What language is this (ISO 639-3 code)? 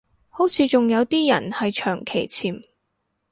yue